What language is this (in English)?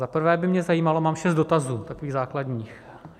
Czech